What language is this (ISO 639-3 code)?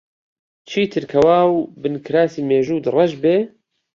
ckb